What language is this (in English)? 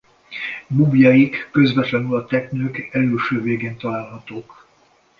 Hungarian